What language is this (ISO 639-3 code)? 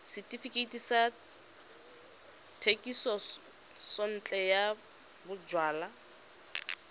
tsn